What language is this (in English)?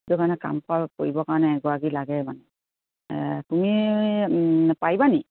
Assamese